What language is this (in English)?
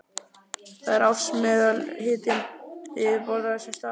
Icelandic